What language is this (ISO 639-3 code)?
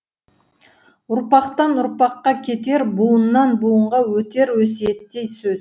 kaz